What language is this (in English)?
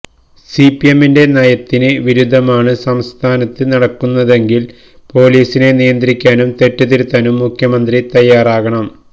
Malayalam